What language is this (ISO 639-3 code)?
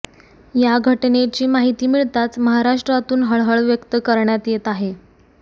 mar